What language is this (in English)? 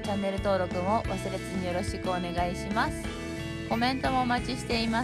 Japanese